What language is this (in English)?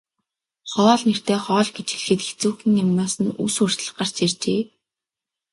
Mongolian